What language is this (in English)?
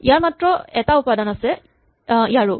Assamese